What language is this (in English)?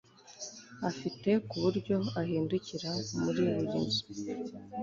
Kinyarwanda